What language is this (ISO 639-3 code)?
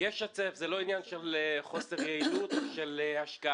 heb